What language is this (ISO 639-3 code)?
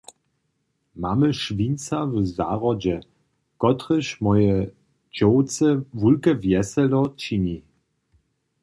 hsb